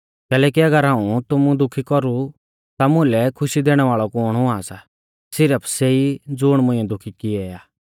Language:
Mahasu Pahari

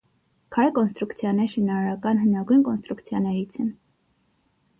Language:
Armenian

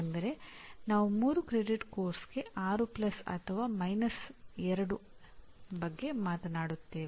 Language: Kannada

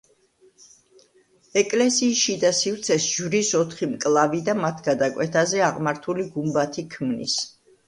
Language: Georgian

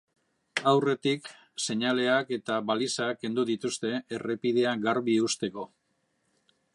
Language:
Basque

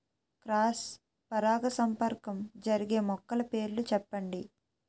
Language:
Telugu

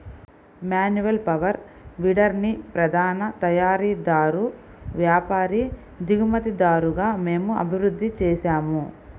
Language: Telugu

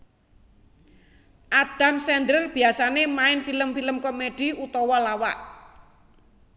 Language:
Javanese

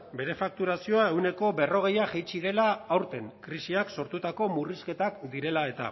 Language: Basque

